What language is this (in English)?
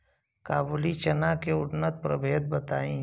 Bhojpuri